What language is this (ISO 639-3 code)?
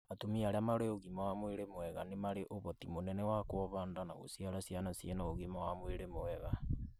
kik